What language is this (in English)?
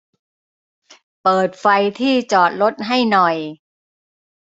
Thai